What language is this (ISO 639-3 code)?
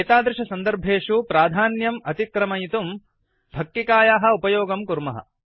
san